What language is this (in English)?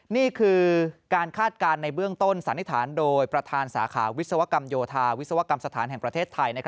Thai